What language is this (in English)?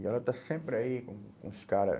Portuguese